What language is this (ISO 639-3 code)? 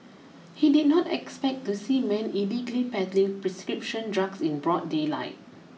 eng